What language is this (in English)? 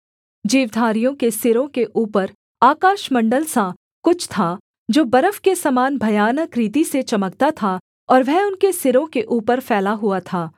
Hindi